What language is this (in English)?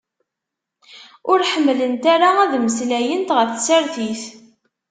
Kabyle